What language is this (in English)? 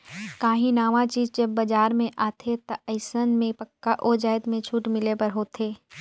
Chhattisgarhi